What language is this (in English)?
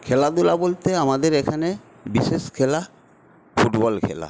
Bangla